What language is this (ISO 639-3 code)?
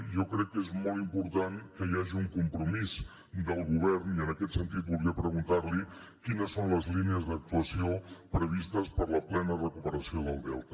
cat